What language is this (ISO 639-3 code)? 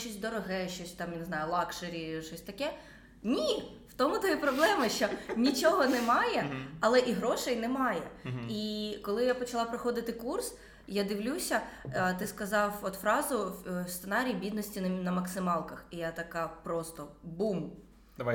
ukr